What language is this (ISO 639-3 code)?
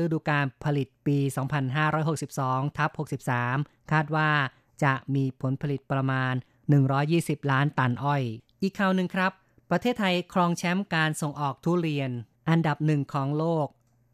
tha